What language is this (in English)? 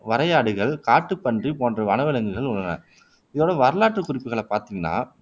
Tamil